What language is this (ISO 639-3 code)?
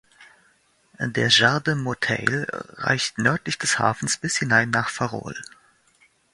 deu